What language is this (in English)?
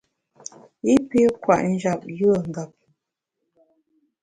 Bamun